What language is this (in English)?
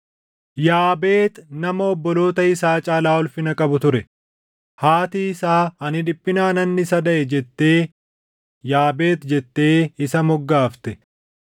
Oromo